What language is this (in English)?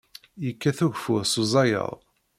Kabyle